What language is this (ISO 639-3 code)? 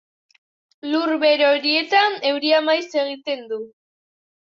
eus